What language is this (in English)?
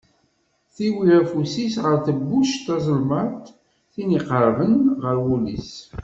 Kabyle